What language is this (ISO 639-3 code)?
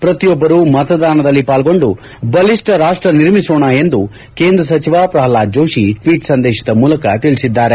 kan